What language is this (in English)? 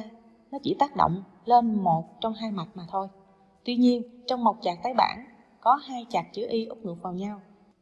Vietnamese